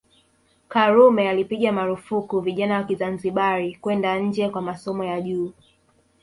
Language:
Swahili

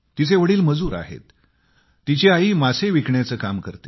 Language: Marathi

